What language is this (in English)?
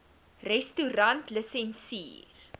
Afrikaans